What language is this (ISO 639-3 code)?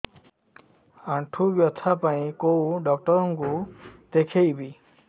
ori